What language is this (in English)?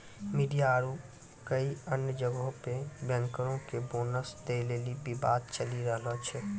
Maithili